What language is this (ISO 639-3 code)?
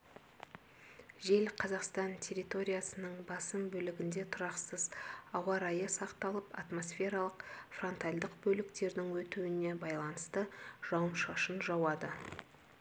kaz